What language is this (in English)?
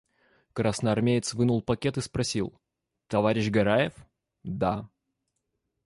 Russian